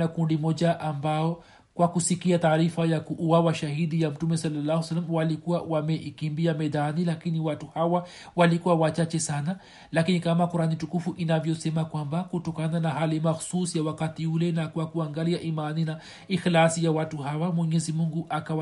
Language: Swahili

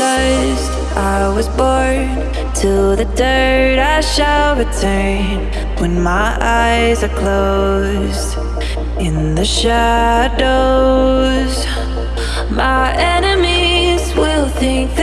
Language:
English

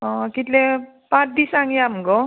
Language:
Konkani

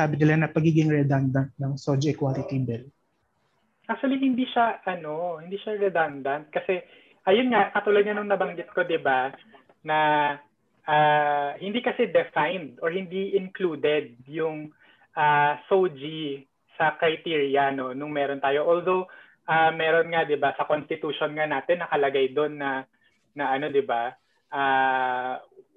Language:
Filipino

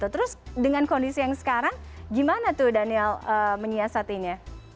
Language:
Indonesian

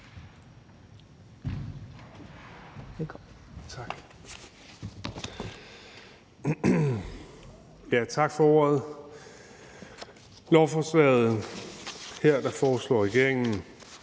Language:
Danish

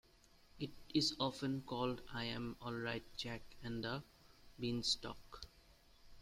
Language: English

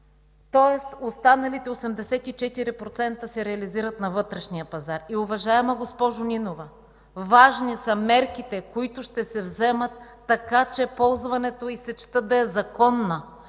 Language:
Bulgarian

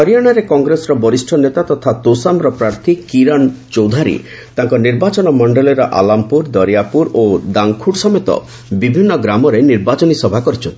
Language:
Odia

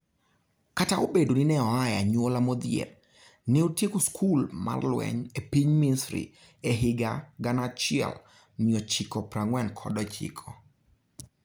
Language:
Luo (Kenya and Tanzania)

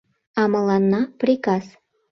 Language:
Mari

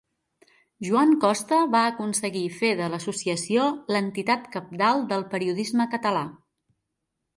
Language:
Catalan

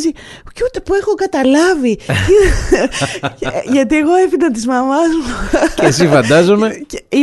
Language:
Greek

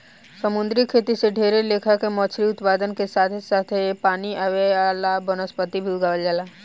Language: Bhojpuri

